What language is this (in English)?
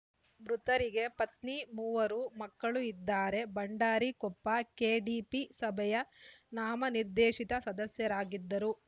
Kannada